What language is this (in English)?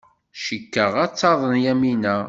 Kabyle